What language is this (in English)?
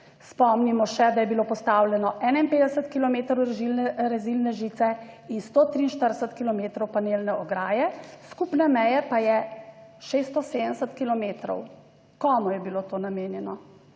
Slovenian